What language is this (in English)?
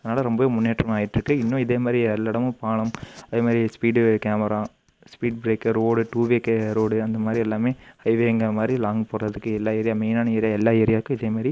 Tamil